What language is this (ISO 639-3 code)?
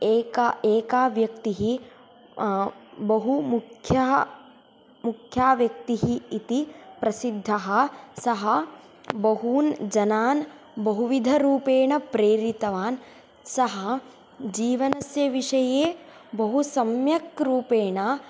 san